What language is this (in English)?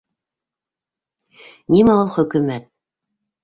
Bashkir